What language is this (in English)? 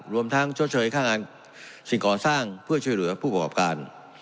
Thai